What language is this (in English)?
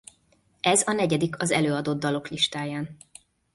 Hungarian